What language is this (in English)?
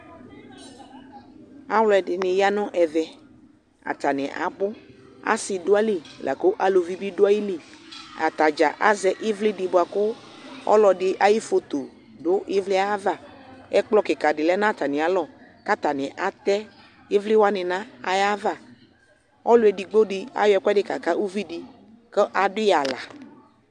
Ikposo